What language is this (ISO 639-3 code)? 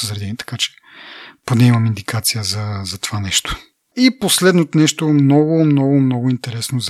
bul